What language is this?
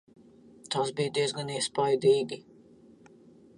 Latvian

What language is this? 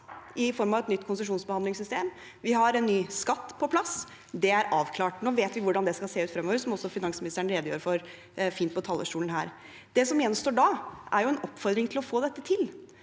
Norwegian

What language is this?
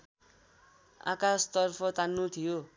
Nepali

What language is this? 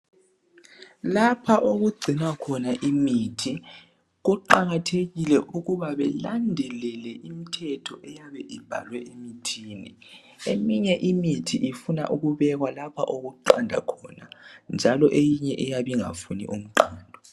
North Ndebele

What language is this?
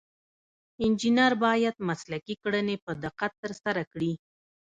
Pashto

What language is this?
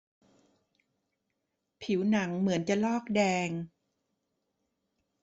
Thai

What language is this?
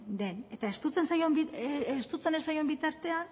Basque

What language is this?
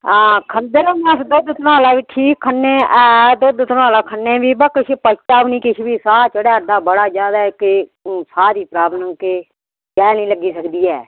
Dogri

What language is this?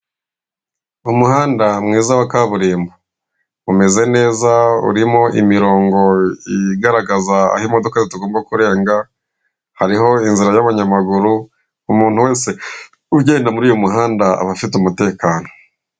Kinyarwanda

